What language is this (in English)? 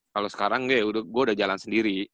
Indonesian